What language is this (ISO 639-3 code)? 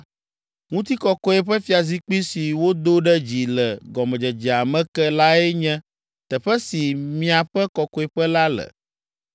ewe